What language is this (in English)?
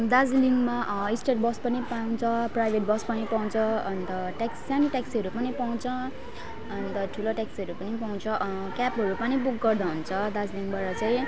Nepali